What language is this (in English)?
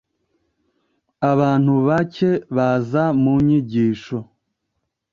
Kinyarwanda